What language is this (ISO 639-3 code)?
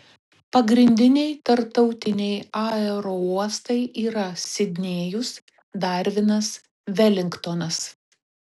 lit